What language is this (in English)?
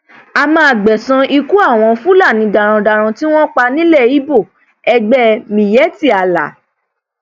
Yoruba